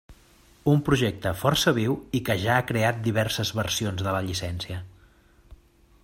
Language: Catalan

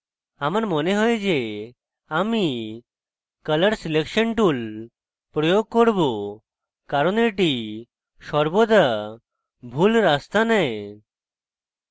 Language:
Bangla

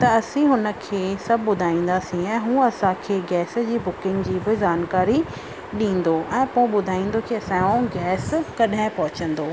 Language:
Sindhi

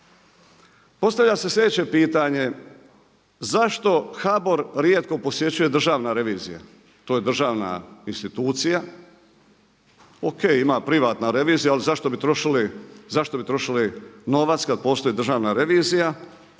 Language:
Croatian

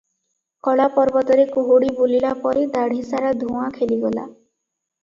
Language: Odia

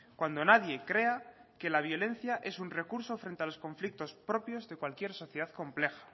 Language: Spanish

